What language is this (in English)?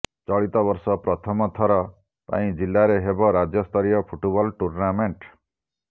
Odia